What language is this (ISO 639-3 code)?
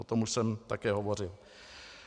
ces